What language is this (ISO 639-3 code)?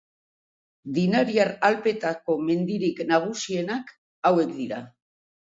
eus